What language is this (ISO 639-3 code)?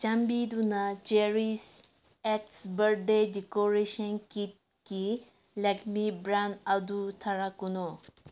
mni